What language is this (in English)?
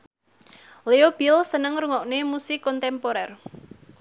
Javanese